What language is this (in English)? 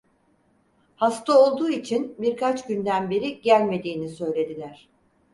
Turkish